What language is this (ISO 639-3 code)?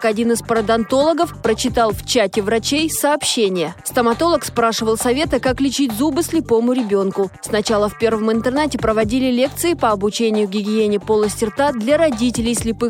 rus